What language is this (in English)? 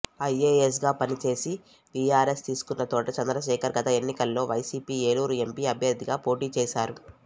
Telugu